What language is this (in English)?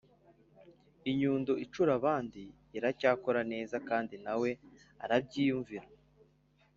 Kinyarwanda